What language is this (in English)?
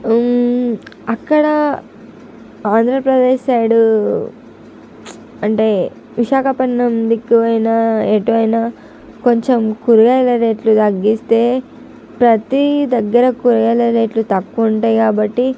Telugu